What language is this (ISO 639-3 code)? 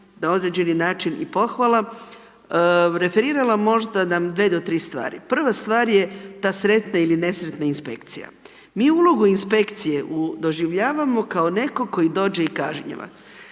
hrv